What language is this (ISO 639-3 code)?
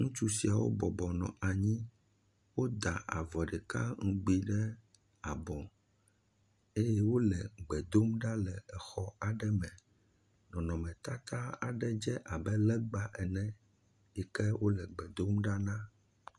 ewe